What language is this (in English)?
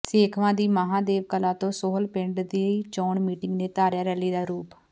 Punjabi